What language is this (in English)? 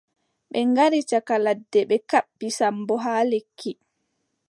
Adamawa Fulfulde